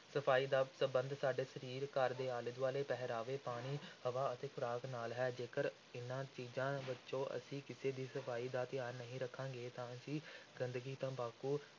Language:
Punjabi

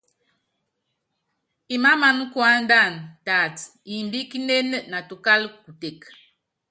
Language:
Yangben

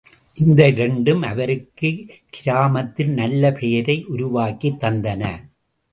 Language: Tamil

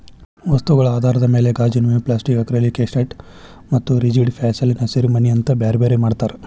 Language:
Kannada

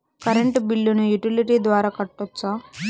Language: Telugu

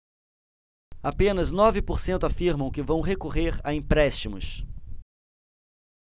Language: Portuguese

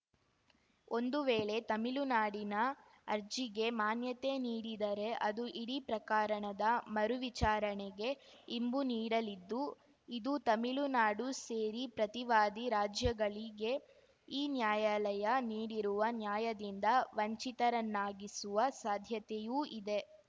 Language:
Kannada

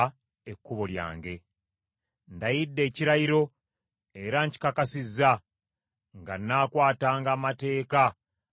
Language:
Ganda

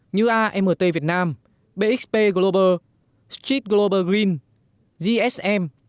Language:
Vietnamese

